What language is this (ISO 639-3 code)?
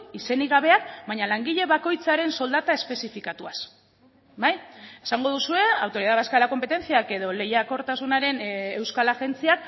eus